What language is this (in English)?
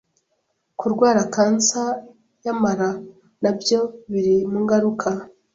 Kinyarwanda